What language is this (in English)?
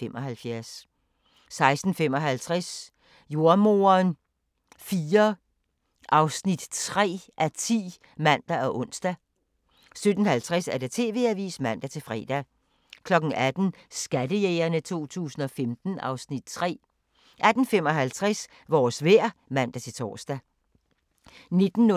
Danish